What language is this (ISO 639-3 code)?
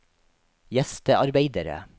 nor